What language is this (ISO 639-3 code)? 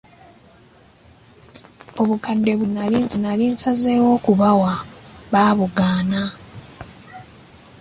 lug